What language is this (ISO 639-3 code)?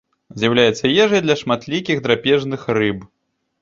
bel